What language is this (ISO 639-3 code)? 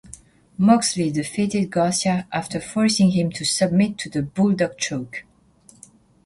eng